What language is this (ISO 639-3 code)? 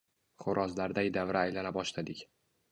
uzb